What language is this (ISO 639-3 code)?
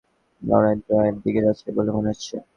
ben